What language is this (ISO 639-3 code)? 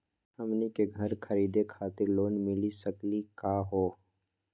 mag